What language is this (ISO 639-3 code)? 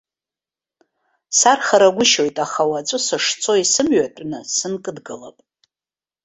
abk